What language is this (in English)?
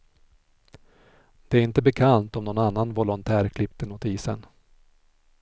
Swedish